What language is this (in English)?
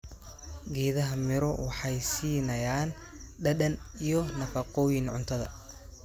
Somali